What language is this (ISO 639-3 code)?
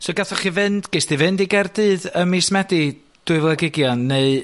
cym